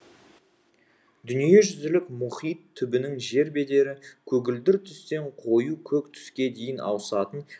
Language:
Kazakh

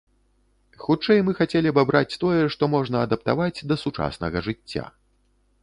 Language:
Belarusian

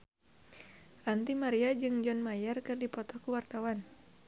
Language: Sundanese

